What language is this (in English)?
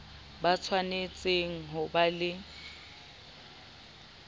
Southern Sotho